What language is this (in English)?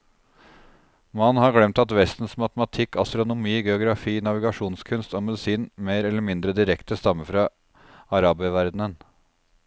Norwegian